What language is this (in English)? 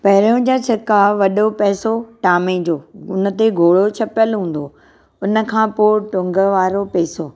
Sindhi